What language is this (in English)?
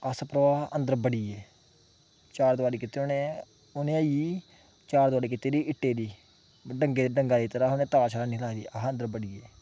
Dogri